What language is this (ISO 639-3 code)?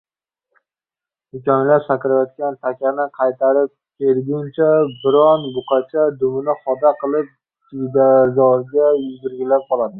uzb